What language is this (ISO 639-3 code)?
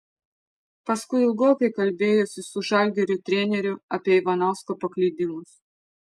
lit